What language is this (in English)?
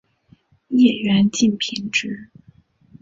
Chinese